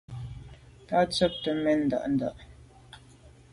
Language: Medumba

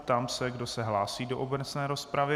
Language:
Czech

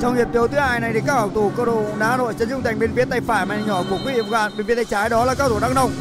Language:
Vietnamese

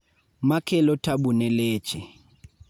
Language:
Luo (Kenya and Tanzania)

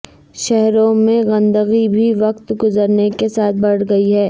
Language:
Urdu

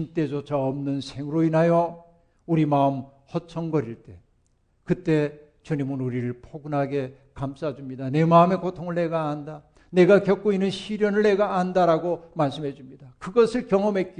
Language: Korean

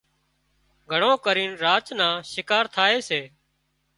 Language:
Wadiyara Koli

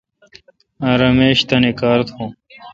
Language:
Kalkoti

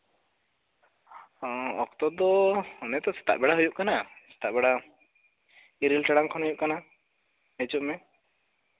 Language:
Santali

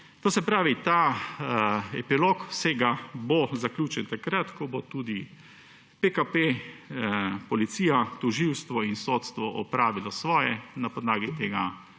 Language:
Slovenian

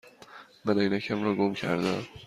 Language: Persian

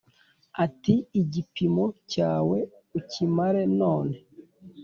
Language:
Kinyarwanda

